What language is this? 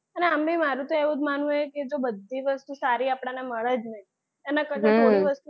Gujarati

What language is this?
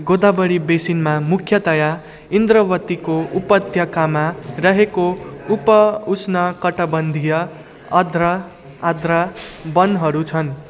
Nepali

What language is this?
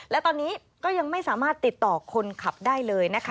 Thai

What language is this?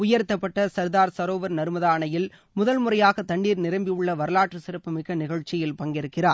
Tamil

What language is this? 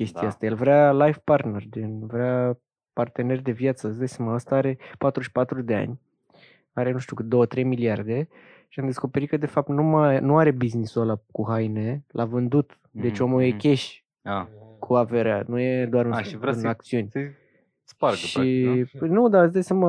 Romanian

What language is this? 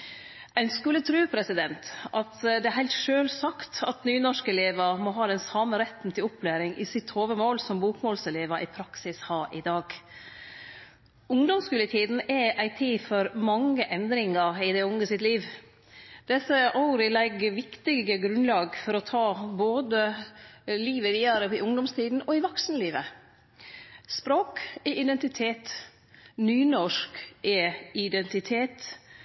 Norwegian Nynorsk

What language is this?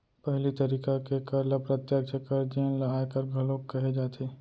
Chhattisgarhi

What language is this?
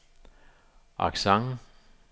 Danish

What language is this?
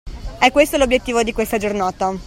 Italian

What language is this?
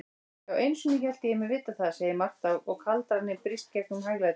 Icelandic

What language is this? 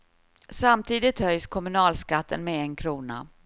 Swedish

